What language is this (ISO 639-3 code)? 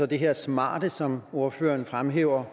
dan